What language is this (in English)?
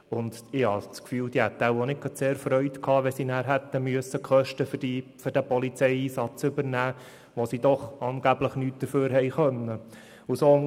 Swiss German